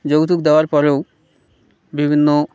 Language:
Bangla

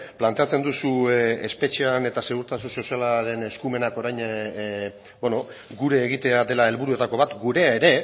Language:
Basque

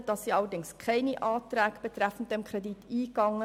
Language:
Swiss German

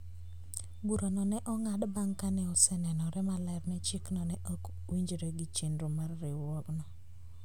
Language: Luo (Kenya and Tanzania)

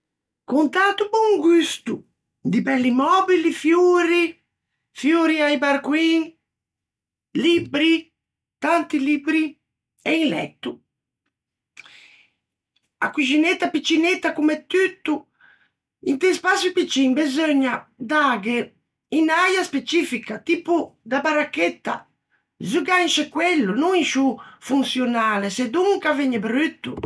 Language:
Ligurian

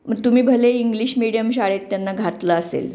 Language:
Marathi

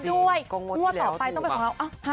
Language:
Thai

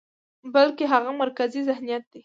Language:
Pashto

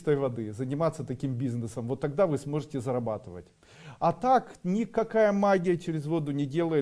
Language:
Russian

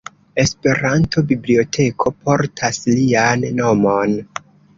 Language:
Esperanto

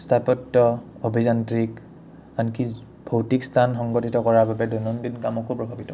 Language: Assamese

